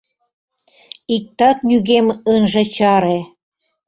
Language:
Mari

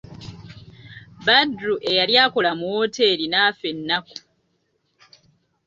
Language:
Ganda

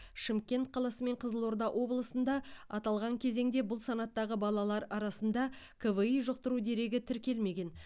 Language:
Kazakh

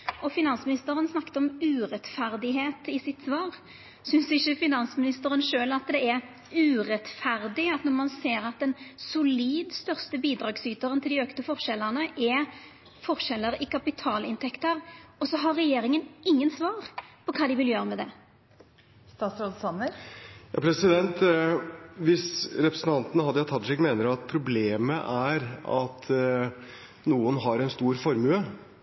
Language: Norwegian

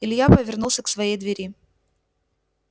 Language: Russian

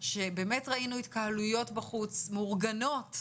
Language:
Hebrew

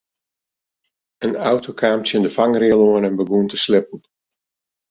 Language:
Western Frisian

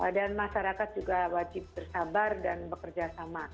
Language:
Indonesian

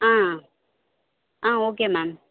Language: Tamil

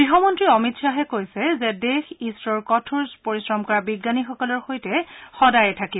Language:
Assamese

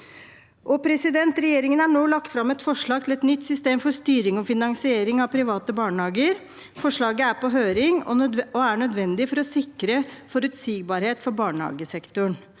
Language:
Norwegian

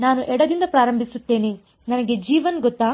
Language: Kannada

